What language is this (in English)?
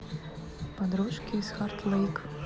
Russian